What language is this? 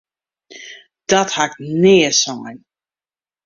Western Frisian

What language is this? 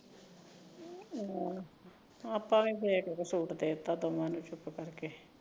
Punjabi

